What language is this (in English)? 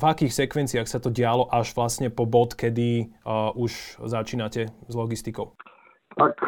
Slovak